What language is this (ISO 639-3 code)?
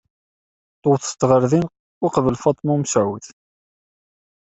kab